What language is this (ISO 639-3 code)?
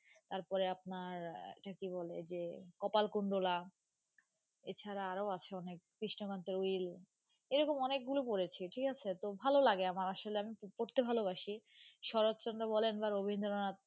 ben